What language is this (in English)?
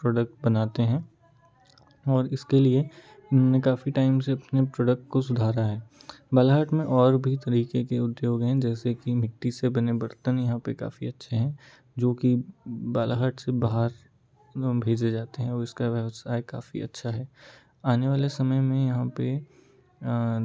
Hindi